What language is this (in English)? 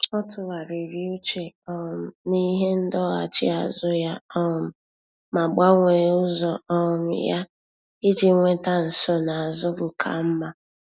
Igbo